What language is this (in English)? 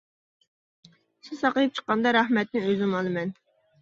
Uyghur